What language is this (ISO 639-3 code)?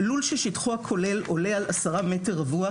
heb